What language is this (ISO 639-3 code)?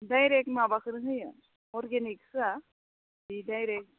brx